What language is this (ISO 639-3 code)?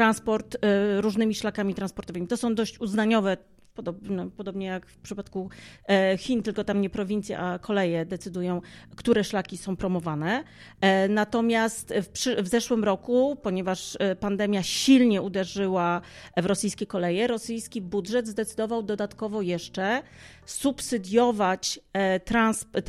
pol